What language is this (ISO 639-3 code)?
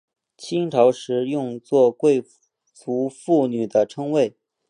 zho